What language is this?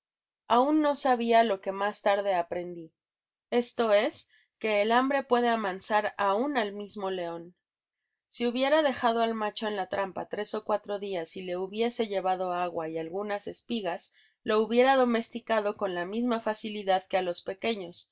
Spanish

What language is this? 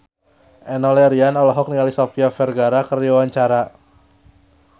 Sundanese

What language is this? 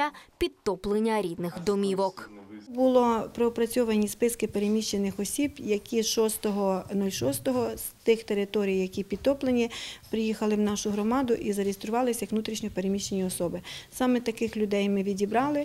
Ukrainian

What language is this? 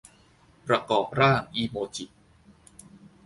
Thai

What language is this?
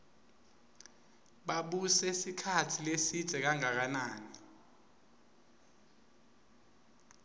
Swati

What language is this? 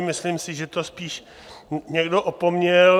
Czech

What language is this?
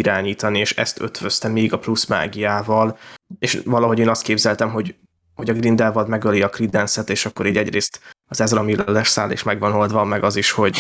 Hungarian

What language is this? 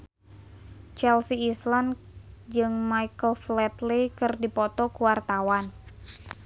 Sundanese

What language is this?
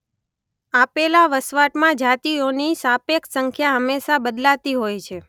Gujarati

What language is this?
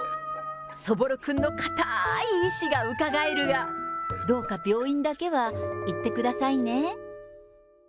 Japanese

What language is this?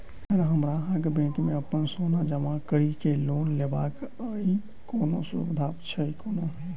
Maithili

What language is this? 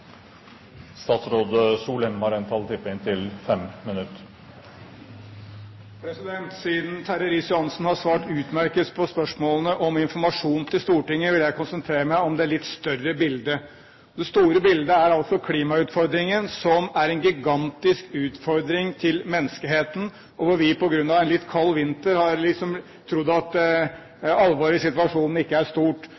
Norwegian Bokmål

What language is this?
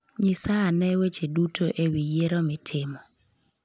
Luo (Kenya and Tanzania)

